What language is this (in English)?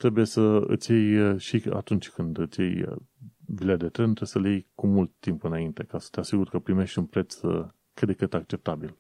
Romanian